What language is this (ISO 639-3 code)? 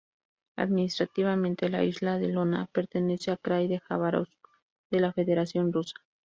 spa